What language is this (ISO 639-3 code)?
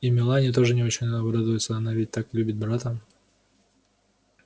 rus